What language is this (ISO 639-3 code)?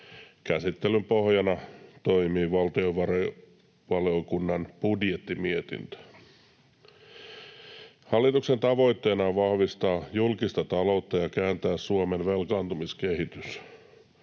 fin